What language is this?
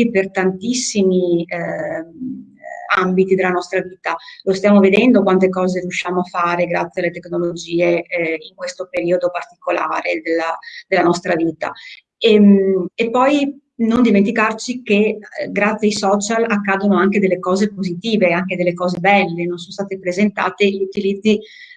Italian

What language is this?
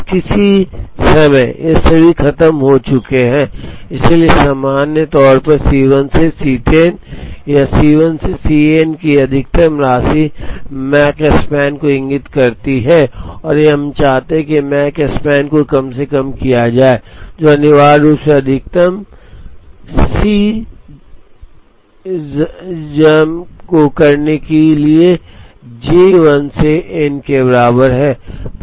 Hindi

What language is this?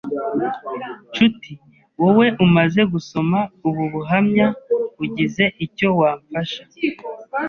Kinyarwanda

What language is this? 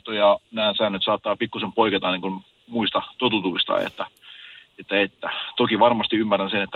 Finnish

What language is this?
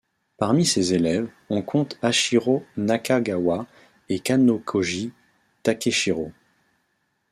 French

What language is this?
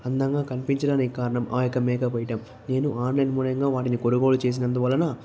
Telugu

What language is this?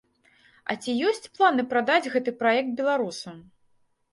Belarusian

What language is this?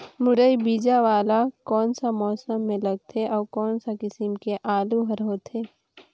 Chhattisgarhi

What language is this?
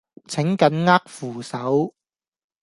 Cantonese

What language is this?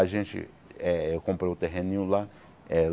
Portuguese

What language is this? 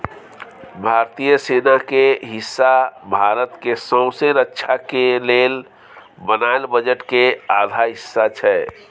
Maithili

